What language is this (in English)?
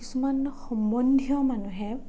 Assamese